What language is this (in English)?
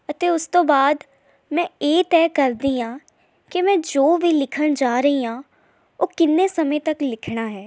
Punjabi